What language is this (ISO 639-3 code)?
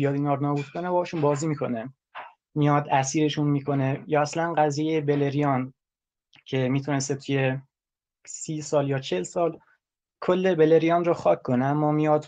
fas